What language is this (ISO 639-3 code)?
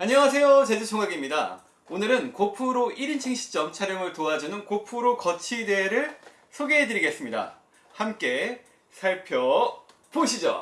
kor